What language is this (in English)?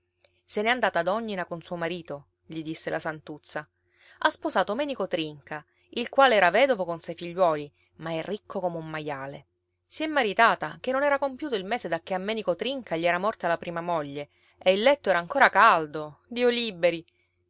Italian